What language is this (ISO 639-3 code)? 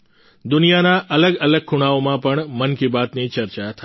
guj